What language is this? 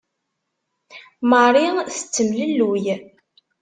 Kabyle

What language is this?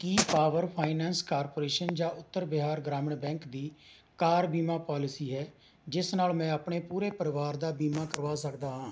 Punjabi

